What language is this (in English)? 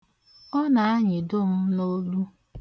Igbo